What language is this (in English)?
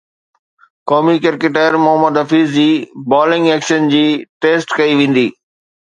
Sindhi